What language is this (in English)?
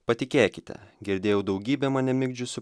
Lithuanian